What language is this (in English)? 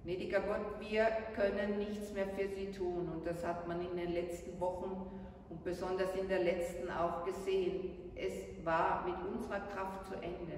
German